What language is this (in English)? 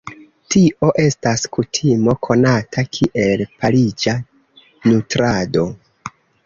Esperanto